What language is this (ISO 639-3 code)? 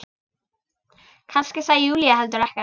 isl